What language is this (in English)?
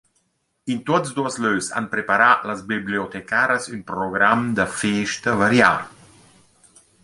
Romansh